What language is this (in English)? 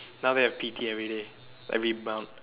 English